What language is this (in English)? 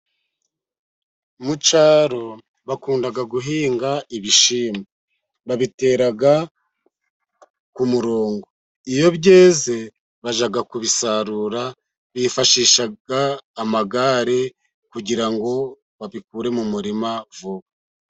Kinyarwanda